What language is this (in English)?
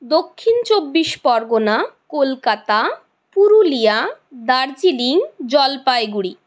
Bangla